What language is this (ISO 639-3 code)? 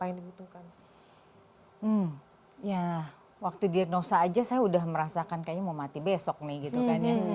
ind